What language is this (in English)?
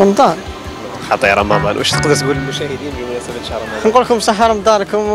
Arabic